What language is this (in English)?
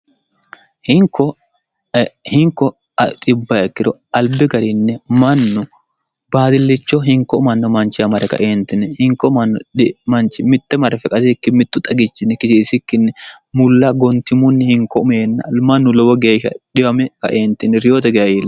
Sidamo